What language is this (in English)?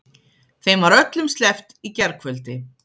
Icelandic